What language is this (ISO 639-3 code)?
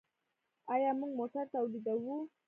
pus